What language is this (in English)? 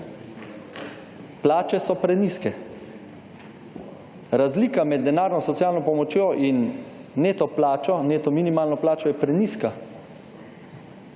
Slovenian